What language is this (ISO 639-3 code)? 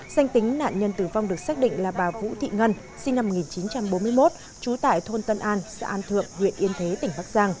vie